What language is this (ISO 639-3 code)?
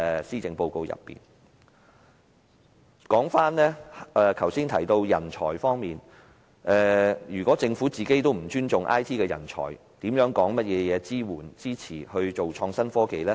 yue